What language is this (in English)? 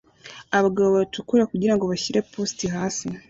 Kinyarwanda